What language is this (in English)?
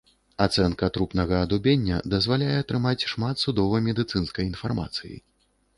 Belarusian